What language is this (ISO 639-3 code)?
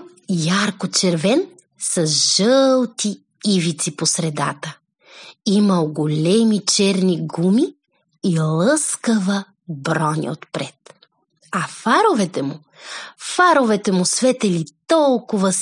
bul